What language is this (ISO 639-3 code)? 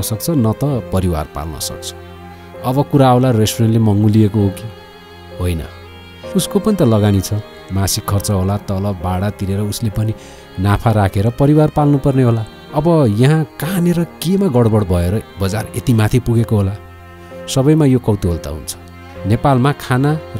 ron